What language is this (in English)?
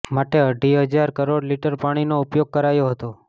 Gujarati